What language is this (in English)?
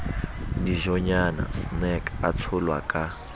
Southern Sotho